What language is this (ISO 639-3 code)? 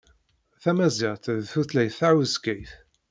kab